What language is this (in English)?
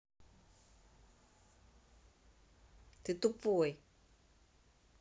Russian